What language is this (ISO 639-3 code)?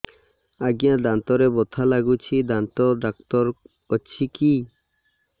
ori